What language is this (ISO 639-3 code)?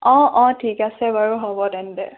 asm